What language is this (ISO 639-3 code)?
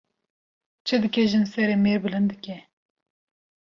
kur